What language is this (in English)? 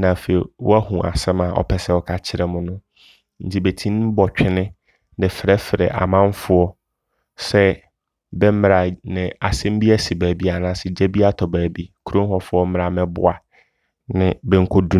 Abron